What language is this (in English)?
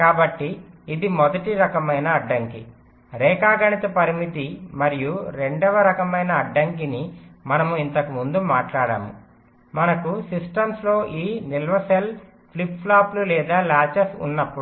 Telugu